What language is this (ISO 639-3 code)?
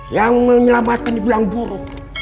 ind